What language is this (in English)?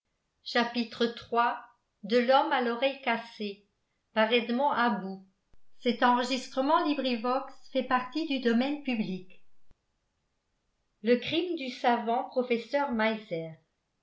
French